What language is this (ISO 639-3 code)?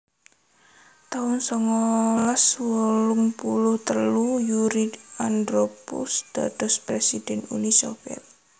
jav